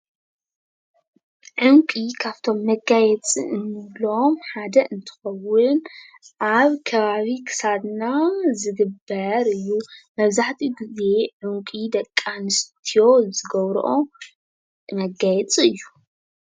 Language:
Tigrinya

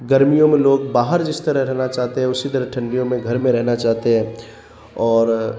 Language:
Urdu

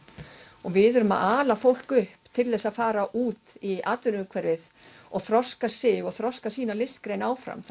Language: Icelandic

